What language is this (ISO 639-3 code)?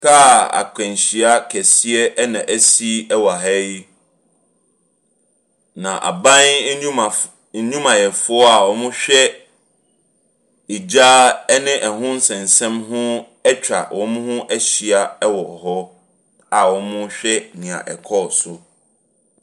aka